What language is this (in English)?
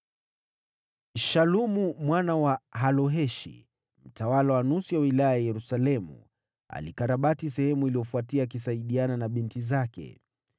Swahili